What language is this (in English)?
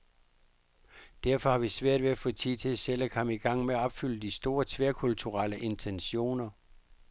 Danish